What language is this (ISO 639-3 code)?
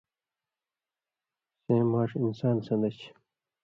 mvy